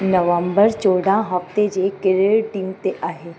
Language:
Sindhi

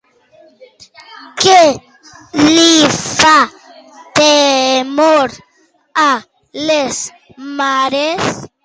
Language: Catalan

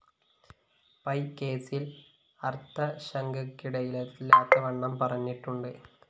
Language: Malayalam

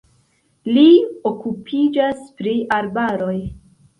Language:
Esperanto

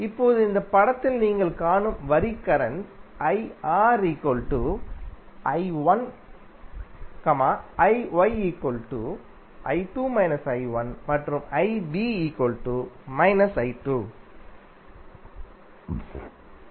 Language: Tamil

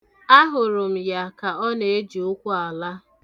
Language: Igbo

